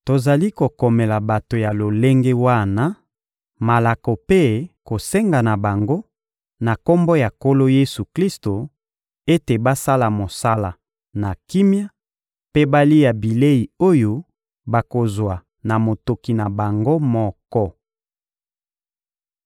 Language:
Lingala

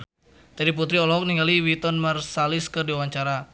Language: Sundanese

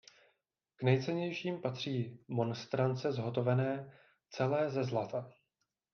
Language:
Czech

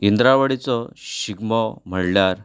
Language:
Konkani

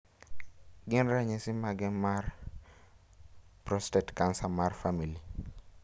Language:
Luo (Kenya and Tanzania)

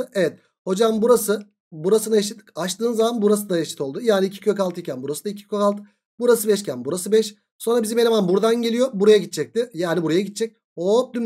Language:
Turkish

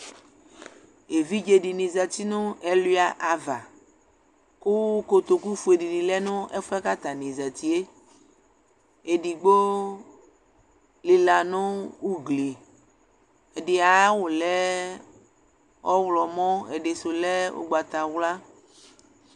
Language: Ikposo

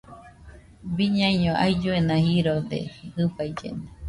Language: Nüpode Huitoto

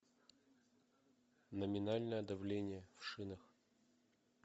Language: Russian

